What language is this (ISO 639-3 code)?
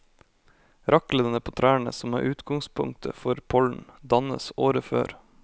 nor